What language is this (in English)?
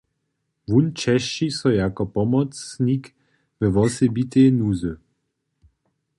Upper Sorbian